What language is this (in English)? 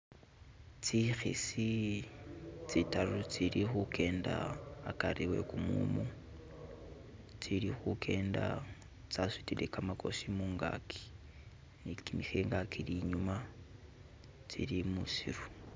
Masaaba